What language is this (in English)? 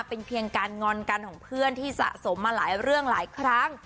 Thai